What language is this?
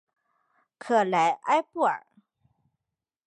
Chinese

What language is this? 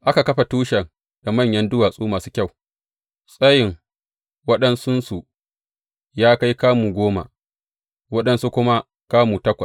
Hausa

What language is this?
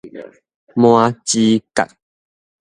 Min Nan Chinese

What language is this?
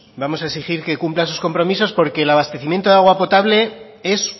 Spanish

